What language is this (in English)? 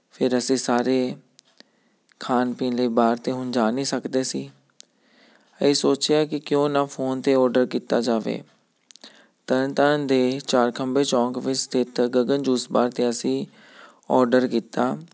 Punjabi